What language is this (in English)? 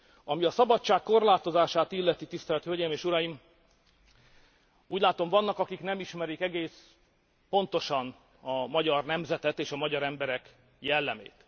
Hungarian